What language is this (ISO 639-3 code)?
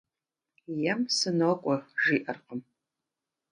kbd